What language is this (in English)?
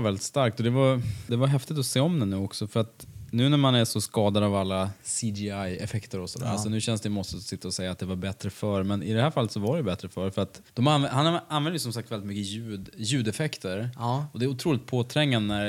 Swedish